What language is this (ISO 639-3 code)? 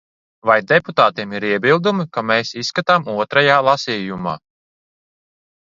lav